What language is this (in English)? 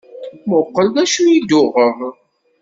Kabyle